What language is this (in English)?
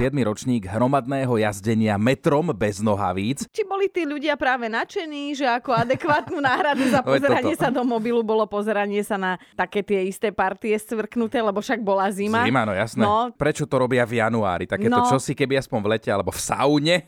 Slovak